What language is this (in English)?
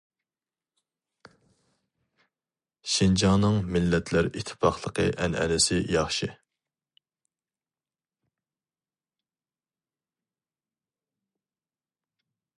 Uyghur